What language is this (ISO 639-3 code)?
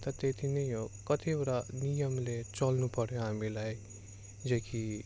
nep